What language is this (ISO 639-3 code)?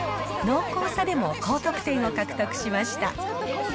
jpn